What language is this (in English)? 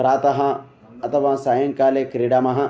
Sanskrit